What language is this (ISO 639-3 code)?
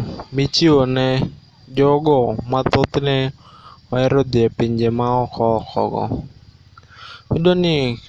luo